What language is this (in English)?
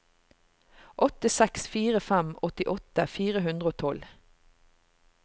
Norwegian